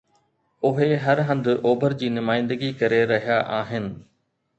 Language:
Sindhi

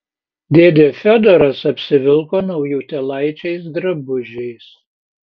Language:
Lithuanian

